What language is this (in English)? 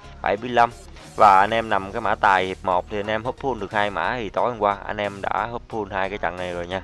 Vietnamese